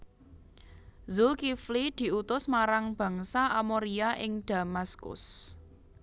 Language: Javanese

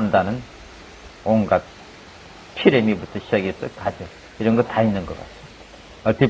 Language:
Korean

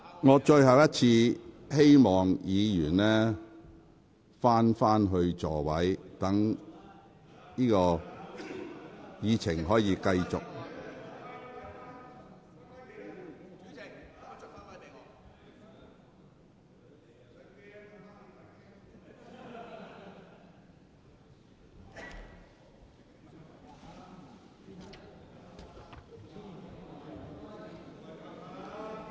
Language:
Cantonese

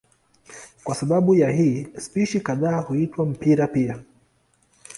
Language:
Swahili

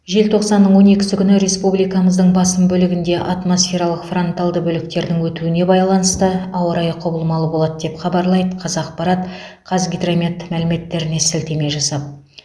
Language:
Kazakh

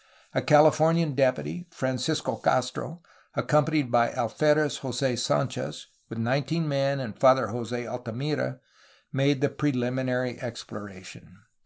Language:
English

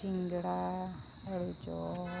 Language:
Santali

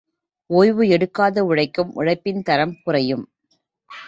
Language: Tamil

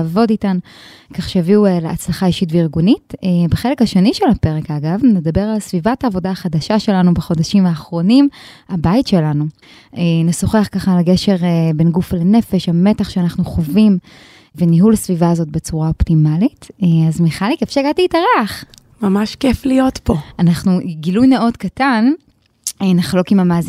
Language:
Hebrew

